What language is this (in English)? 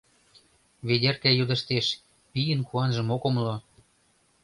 Mari